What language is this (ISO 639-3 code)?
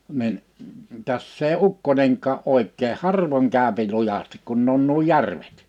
fin